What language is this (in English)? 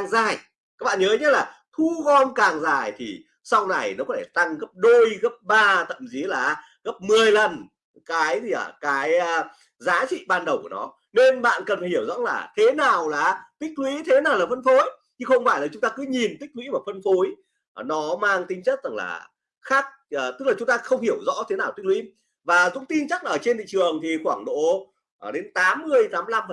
Vietnamese